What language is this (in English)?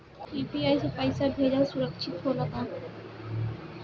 Bhojpuri